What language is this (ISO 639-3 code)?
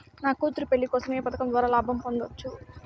tel